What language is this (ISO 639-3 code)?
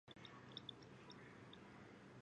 zho